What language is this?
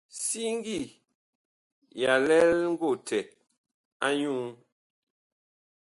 Bakoko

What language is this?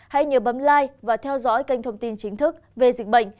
Vietnamese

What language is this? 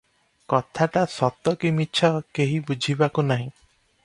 Odia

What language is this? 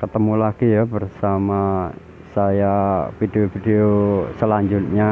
Indonesian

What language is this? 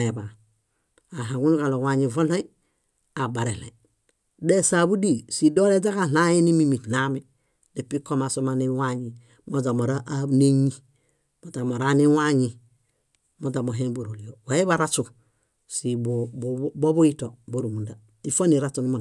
Bayot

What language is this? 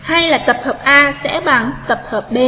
Vietnamese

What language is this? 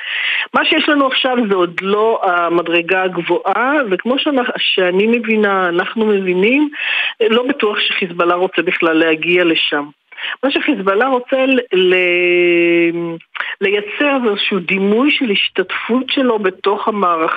Hebrew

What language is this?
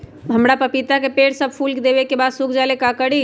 Magahi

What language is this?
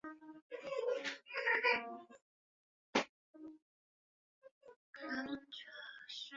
Chinese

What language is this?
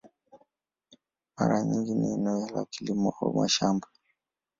Swahili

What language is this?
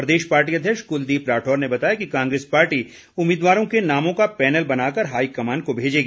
Hindi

